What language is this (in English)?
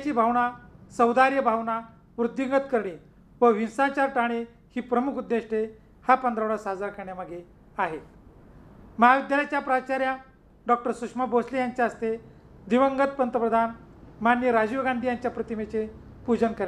Hindi